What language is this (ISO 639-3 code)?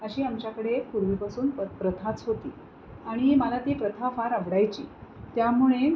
mar